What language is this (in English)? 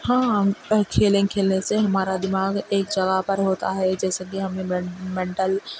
Urdu